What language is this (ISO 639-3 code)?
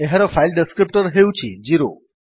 ori